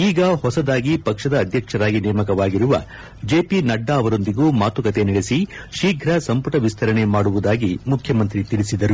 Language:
Kannada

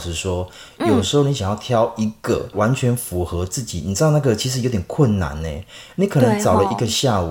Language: Chinese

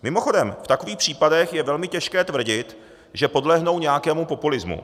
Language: Czech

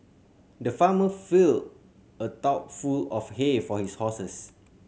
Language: English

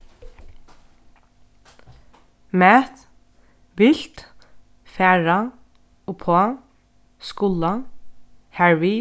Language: Faroese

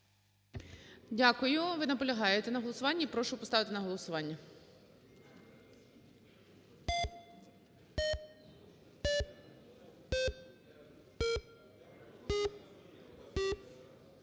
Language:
Ukrainian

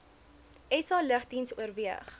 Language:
Afrikaans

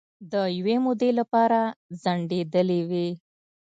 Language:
Pashto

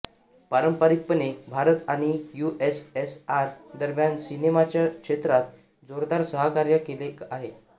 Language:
Marathi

